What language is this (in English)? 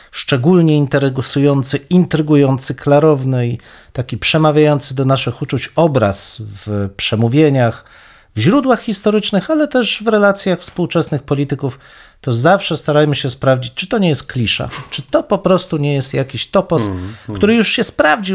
Polish